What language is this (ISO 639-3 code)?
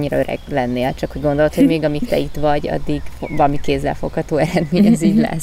hun